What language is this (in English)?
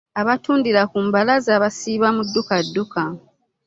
Ganda